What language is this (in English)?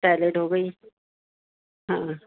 Urdu